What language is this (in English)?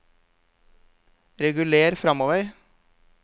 Norwegian